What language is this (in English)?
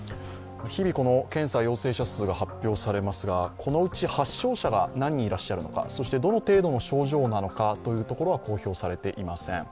Japanese